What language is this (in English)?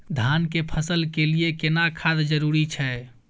Maithili